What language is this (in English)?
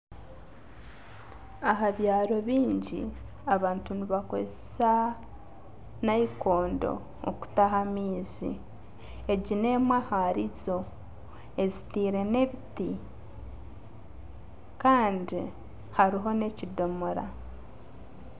Nyankole